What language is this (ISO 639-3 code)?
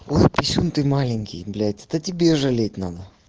rus